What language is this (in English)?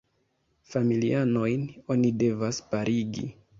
Esperanto